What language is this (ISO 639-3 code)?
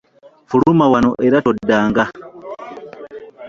lug